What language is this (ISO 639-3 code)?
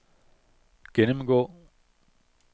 dan